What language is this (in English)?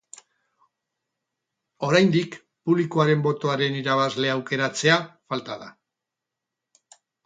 Basque